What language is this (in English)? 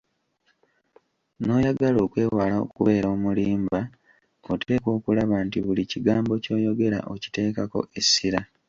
Ganda